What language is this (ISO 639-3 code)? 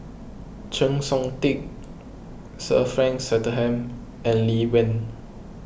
eng